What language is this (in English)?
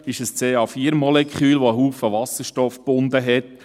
Swiss German